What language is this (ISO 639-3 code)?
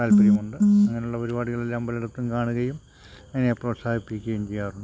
mal